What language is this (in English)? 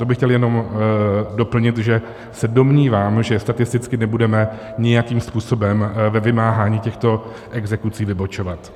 Czech